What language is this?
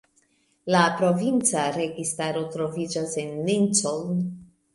Esperanto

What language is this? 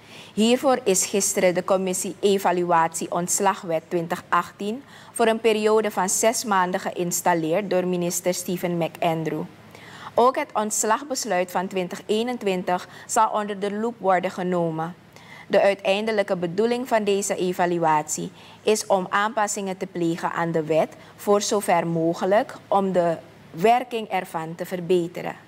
Dutch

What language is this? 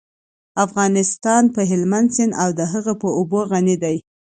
Pashto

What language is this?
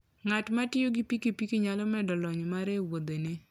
Luo (Kenya and Tanzania)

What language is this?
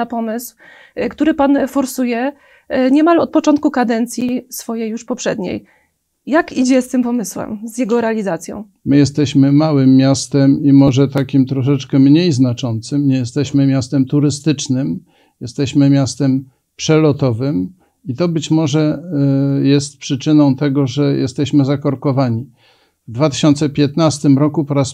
Polish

